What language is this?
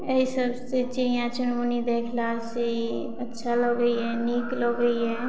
Maithili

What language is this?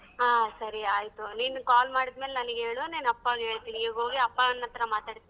Kannada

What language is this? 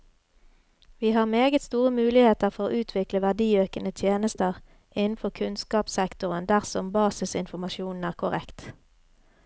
Norwegian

